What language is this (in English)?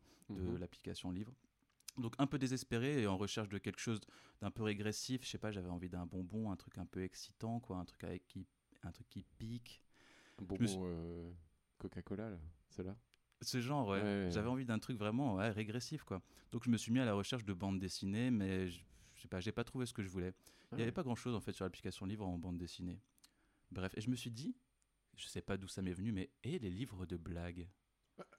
French